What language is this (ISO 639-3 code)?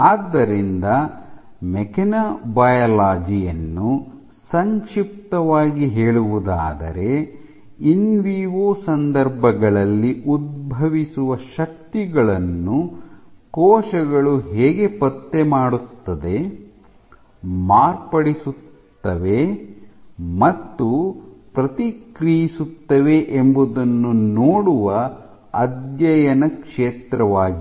kan